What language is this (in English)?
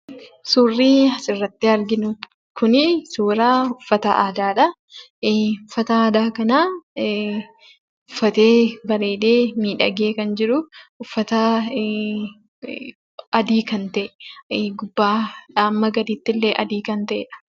Oromo